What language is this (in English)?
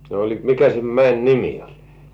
Finnish